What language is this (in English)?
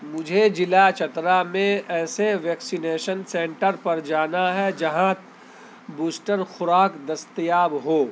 Urdu